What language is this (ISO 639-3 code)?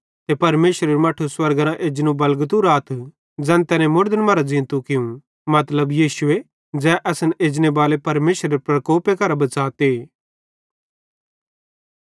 bhd